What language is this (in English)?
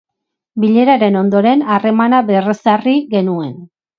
Basque